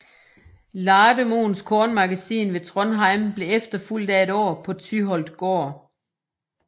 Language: Danish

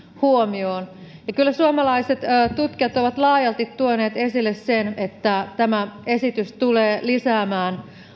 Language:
Finnish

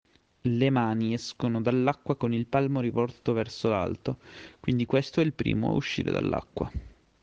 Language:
Italian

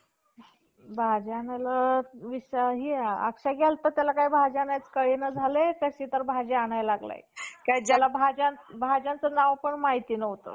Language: Marathi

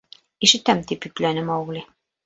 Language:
Bashkir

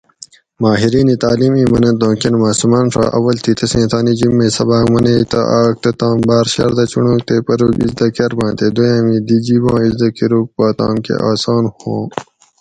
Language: Gawri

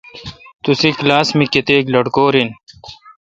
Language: Kalkoti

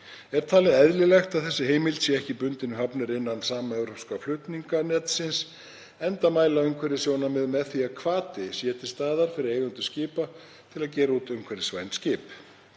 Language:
Icelandic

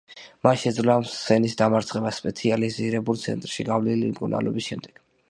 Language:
Georgian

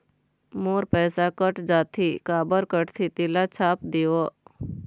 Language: Chhattisgarhi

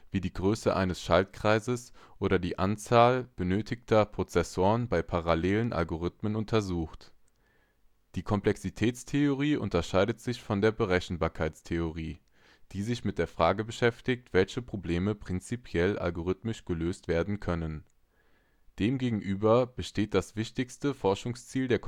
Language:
German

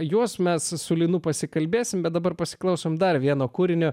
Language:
Lithuanian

